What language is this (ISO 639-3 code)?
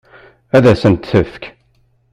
kab